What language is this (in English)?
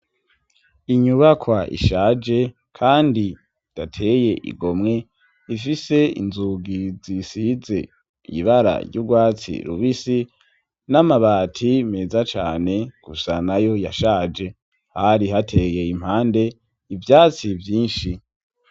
Rundi